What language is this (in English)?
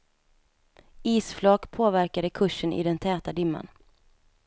Swedish